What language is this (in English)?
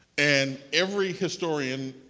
English